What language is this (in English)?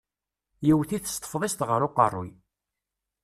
Kabyle